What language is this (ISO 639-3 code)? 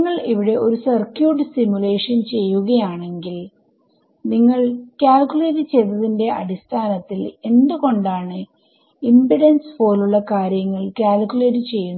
mal